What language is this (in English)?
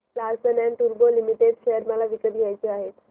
Marathi